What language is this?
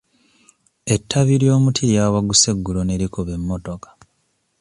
Ganda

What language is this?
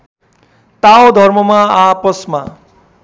Nepali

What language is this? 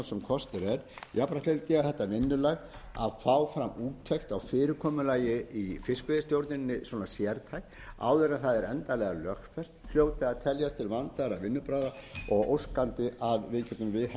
Icelandic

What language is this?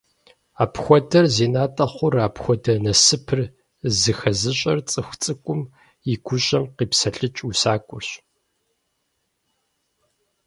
Kabardian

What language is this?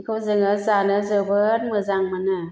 Bodo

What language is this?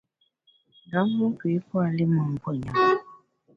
Bamun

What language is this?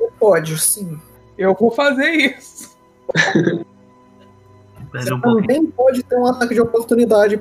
Portuguese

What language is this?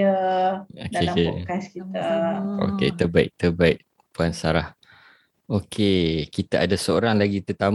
Malay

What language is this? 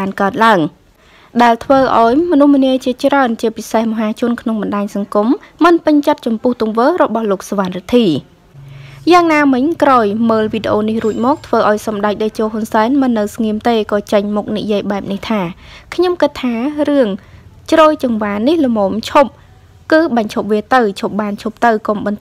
Thai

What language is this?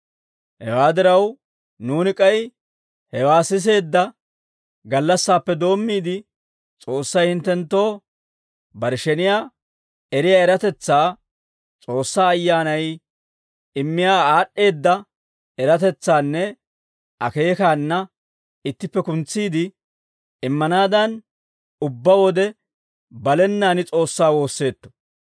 Dawro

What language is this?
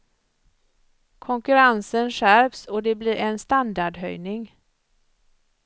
Swedish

